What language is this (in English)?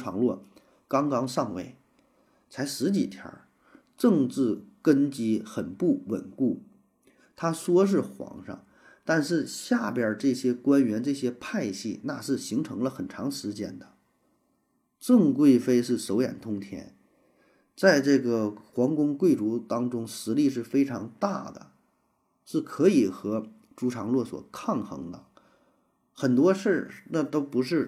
Chinese